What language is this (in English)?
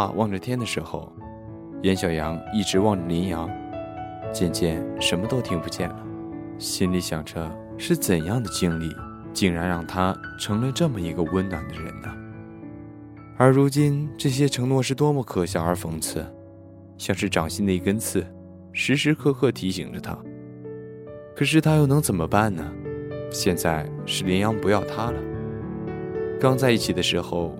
Chinese